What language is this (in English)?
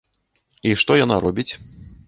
Belarusian